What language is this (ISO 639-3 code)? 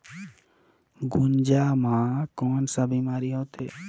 hne